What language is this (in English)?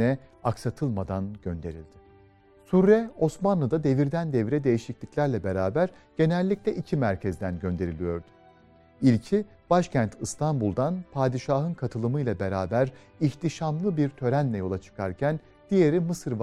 Turkish